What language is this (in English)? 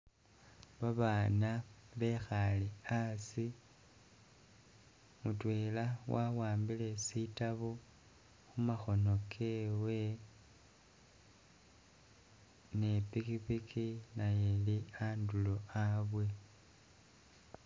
Masaaba